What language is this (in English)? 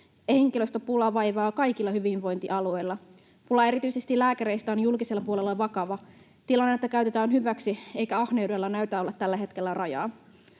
Finnish